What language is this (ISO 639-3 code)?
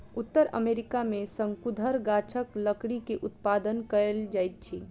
mai